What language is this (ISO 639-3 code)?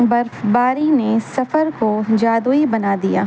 urd